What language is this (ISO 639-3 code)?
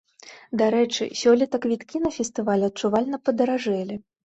bel